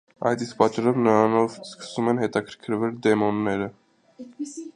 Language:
Armenian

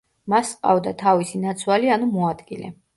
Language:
Georgian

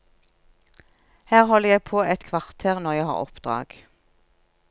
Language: Norwegian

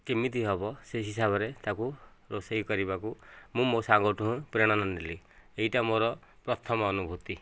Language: Odia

